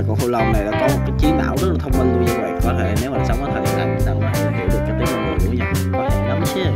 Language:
Vietnamese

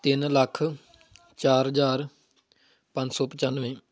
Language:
Punjabi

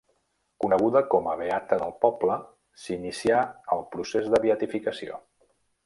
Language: Catalan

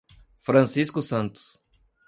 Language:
Portuguese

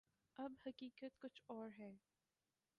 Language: Urdu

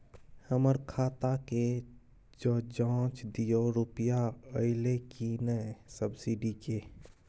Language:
Maithili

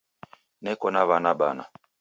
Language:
Taita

